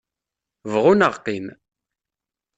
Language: Kabyle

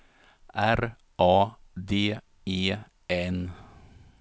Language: Swedish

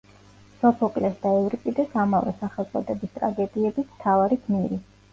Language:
Georgian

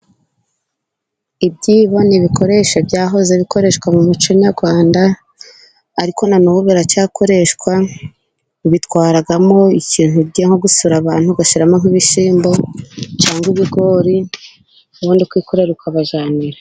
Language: Kinyarwanda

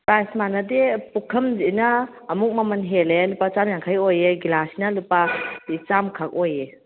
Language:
Manipuri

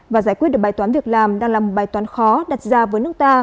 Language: Vietnamese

